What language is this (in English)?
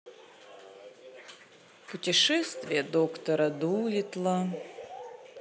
Russian